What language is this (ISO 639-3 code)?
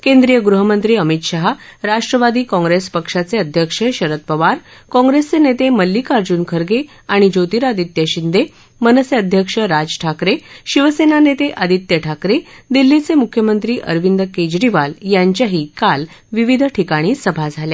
mar